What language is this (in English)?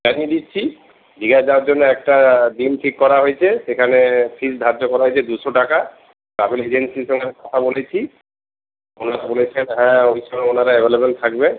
Bangla